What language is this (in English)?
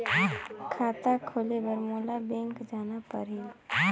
Chhattisgarhi